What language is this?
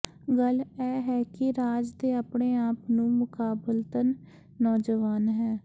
Punjabi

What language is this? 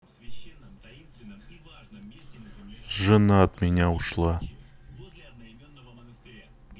Russian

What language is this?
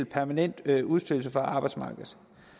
Danish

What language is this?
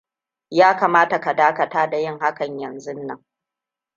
Hausa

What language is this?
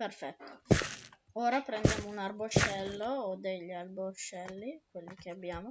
Italian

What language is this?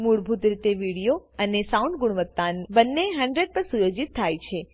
Gujarati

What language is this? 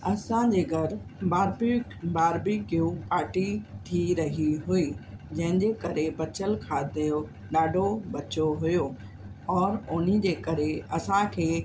Sindhi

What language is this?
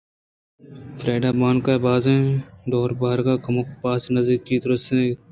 Eastern Balochi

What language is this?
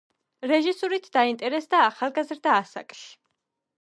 Georgian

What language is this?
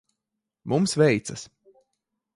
Latvian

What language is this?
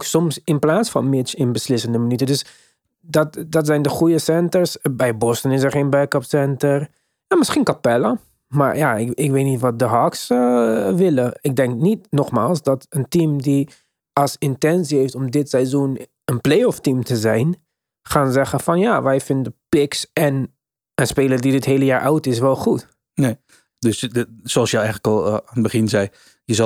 Dutch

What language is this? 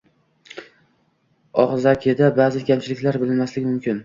Uzbek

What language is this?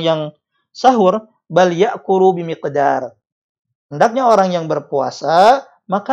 Indonesian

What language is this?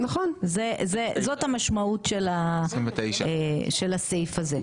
Hebrew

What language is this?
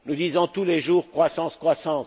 French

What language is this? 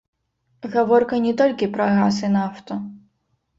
Belarusian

